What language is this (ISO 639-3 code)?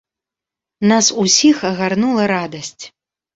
bel